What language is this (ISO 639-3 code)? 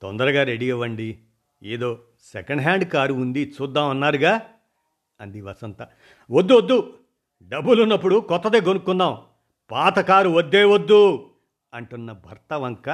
tel